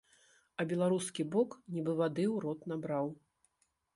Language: Belarusian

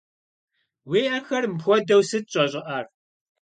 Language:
Kabardian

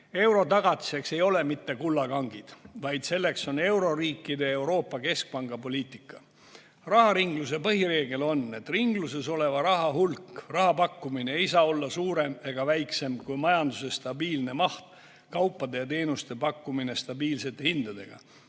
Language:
Estonian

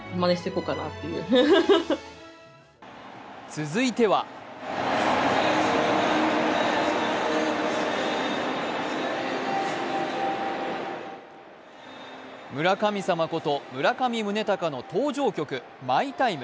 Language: Japanese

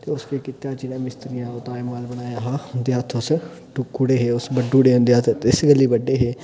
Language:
Dogri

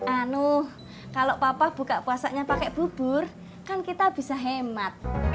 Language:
Indonesian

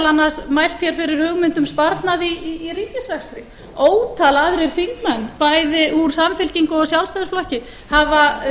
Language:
Icelandic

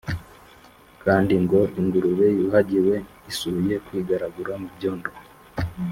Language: Kinyarwanda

